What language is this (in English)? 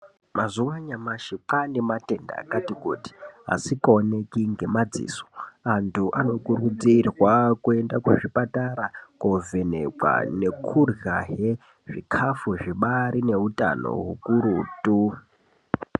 Ndau